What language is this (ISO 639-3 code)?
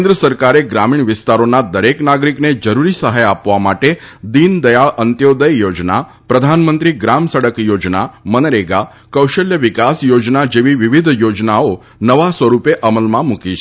guj